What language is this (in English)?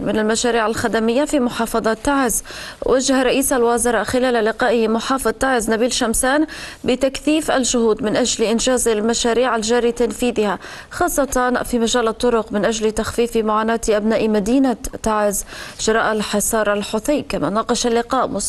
Arabic